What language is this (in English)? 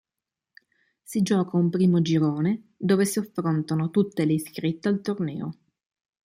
Italian